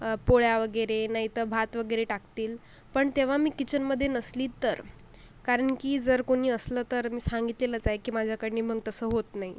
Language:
Marathi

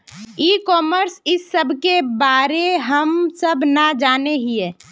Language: Magahi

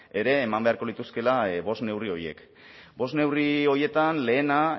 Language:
Basque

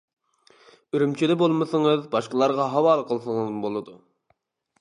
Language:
Uyghur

